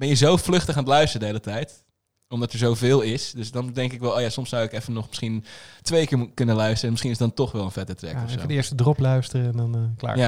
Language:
Dutch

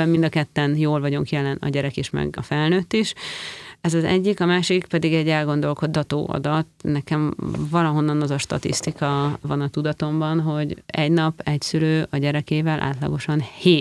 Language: Hungarian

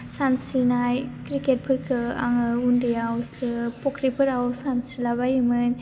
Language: Bodo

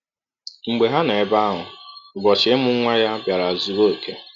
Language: Igbo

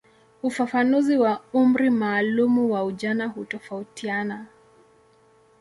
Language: Swahili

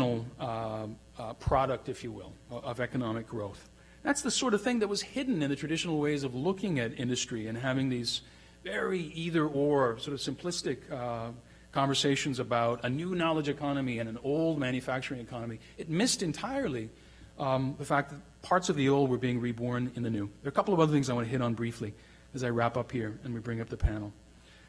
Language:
English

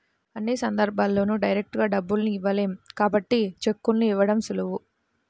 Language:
Telugu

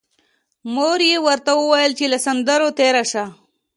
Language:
Pashto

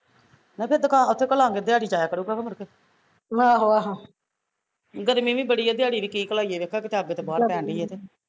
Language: Punjabi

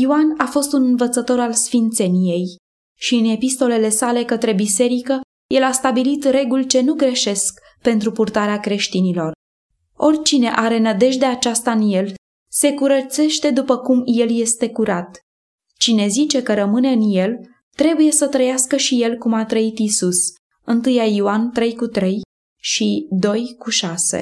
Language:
Romanian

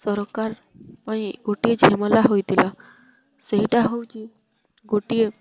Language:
Odia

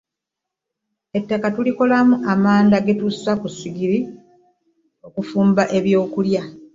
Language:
Ganda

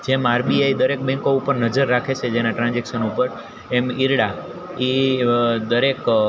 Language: Gujarati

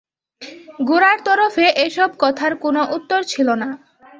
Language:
Bangla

